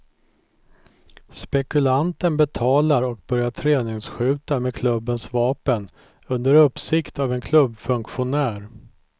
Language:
Swedish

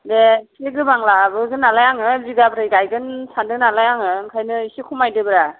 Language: Bodo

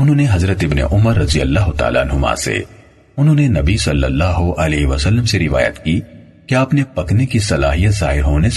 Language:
Urdu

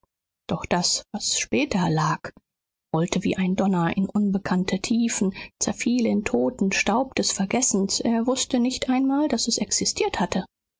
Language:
German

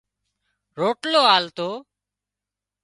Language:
Wadiyara Koli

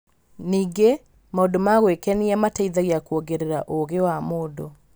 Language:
Kikuyu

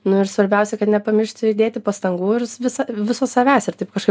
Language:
Lithuanian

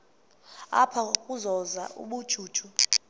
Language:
Xhosa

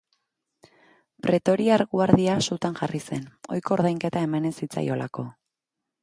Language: Basque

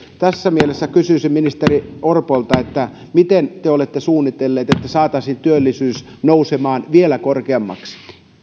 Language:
Finnish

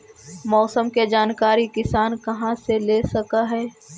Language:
Magahi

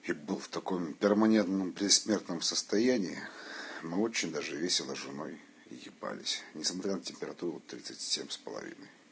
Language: Russian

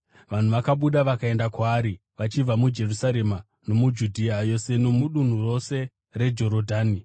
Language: Shona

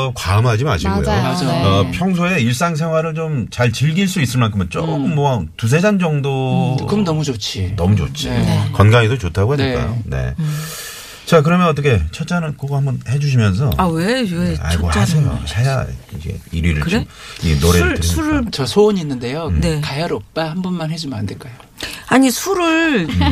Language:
Korean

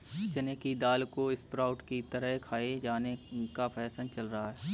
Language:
Hindi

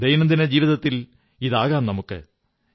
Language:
Malayalam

